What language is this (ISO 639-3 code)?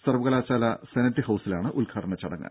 mal